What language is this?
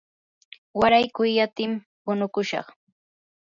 Yanahuanca Pasco Quechua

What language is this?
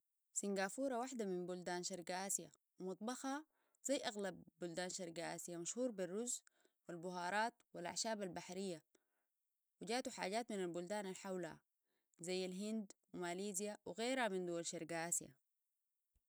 Sudanese Arabic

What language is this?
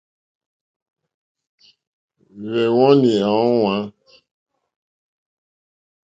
Mokpwe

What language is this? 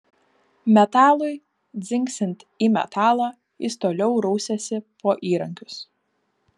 Lithuanian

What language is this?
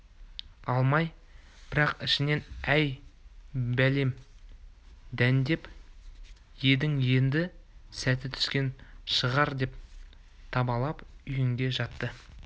Kazakh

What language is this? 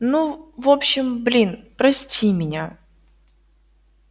Russian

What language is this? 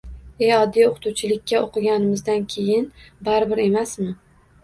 Uzbek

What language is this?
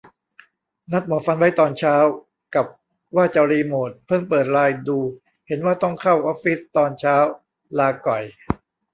Thai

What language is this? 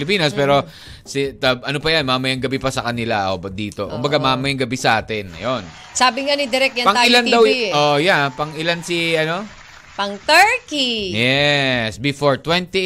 Filipino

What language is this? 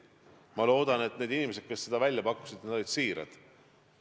Estonian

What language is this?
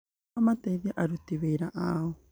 Kikuyu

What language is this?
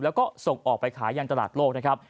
Thai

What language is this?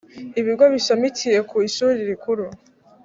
Kinyarwanda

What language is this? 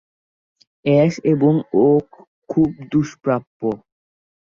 Bangla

